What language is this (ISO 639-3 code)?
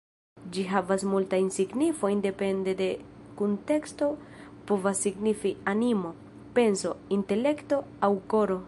epo